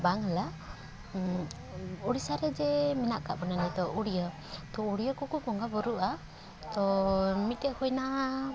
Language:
Santali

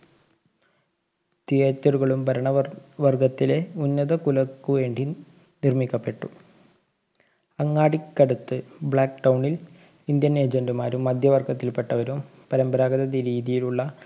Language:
Malayalam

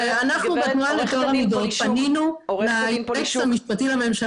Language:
Hebrew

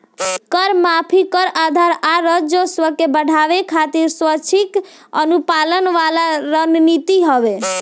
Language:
Bhojpuri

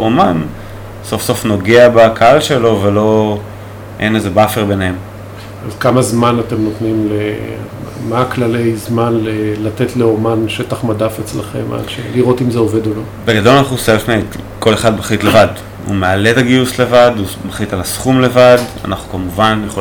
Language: Hebrew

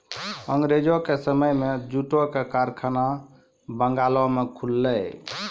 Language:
Maithili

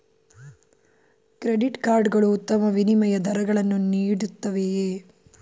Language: Kannada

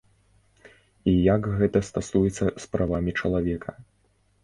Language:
Belarusian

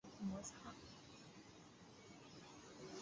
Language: Chinese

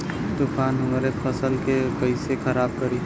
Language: Bhojpuri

